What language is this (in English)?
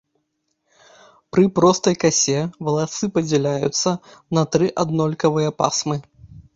Belarusian